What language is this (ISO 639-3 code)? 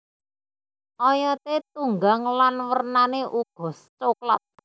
jav